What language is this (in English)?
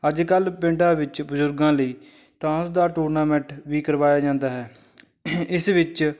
Punjabi